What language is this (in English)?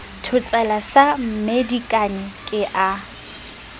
Southern Sotho